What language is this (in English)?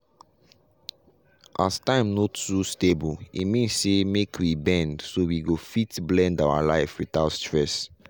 Nigerian Pidgin